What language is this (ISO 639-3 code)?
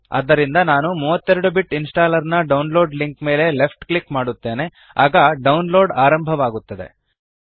kan